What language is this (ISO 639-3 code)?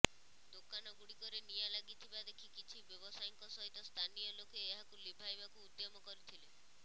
ori